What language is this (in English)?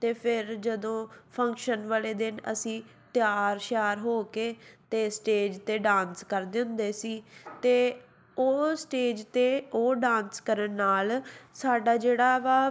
Punjabi